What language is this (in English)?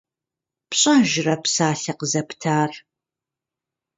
Kabardian